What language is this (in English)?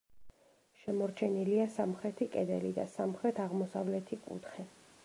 Georgian